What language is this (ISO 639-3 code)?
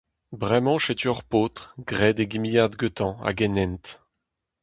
bre